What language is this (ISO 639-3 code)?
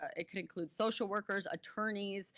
eng